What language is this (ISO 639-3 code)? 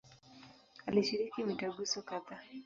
swa